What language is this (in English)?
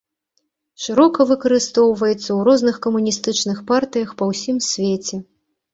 Belarusian